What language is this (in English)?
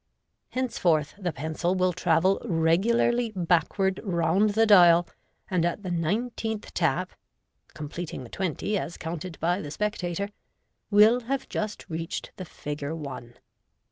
English